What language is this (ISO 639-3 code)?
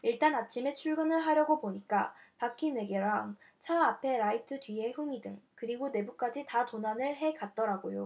kor